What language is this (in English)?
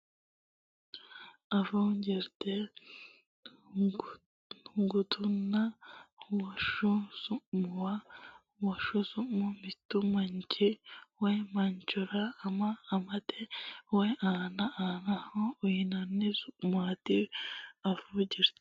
Sidamo